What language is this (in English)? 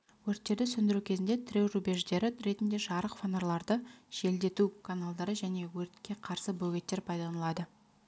Kazakh